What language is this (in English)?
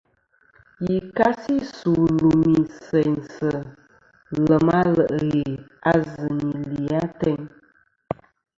Kom